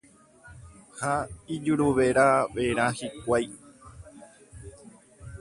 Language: Guarani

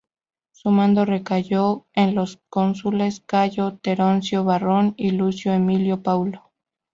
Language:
Spanish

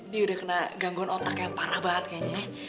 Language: Indonesian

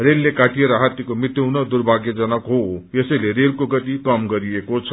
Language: Nepali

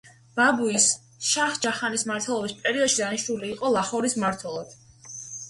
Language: Georgian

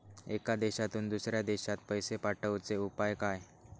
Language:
Marathi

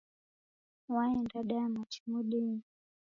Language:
Taita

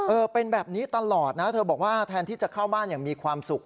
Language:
Thai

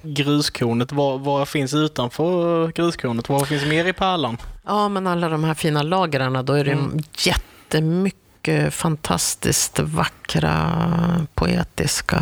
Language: Swedish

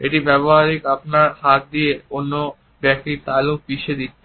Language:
Bangla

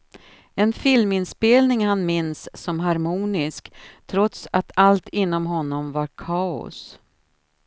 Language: Swedish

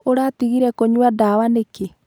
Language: Kikuyu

